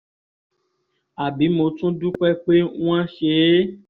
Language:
Yoruba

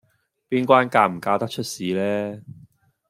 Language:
Cantonese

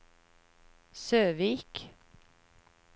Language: Norwegian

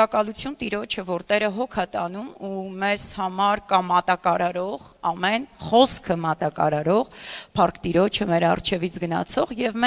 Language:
Romanian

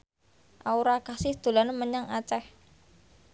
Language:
Javanese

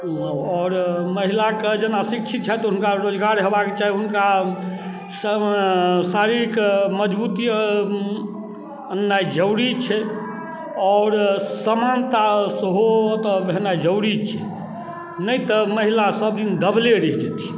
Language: Maithili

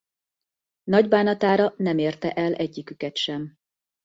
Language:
Hungarian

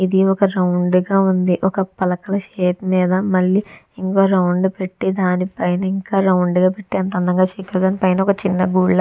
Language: Telugu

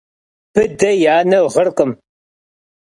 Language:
Kabardian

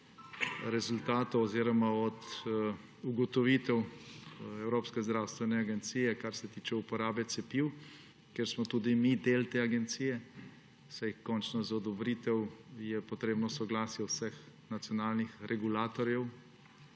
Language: Slovenian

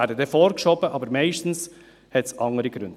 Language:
Swiss German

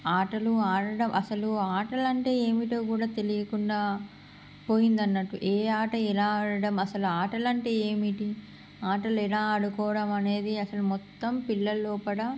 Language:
Telugu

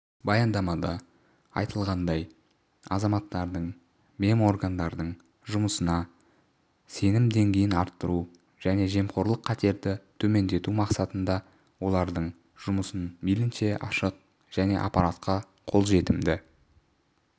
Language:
Kazakh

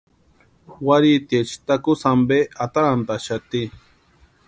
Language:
Western Highland Purepecha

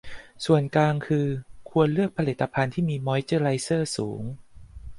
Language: Thai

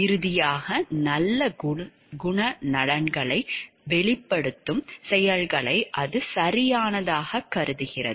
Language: Tamil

